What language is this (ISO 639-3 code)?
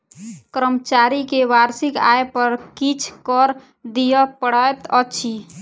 mai